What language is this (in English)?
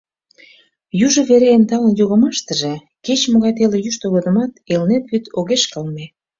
Mari